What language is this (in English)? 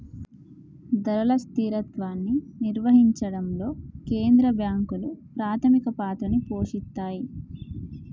Telugu